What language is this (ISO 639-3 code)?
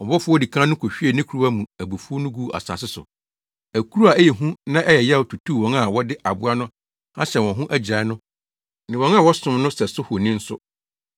aka